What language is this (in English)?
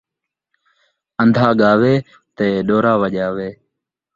Saraiki